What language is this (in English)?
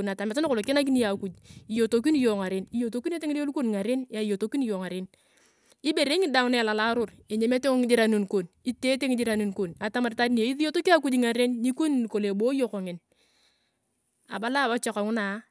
Turkana